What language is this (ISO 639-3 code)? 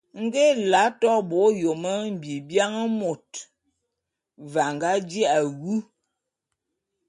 bum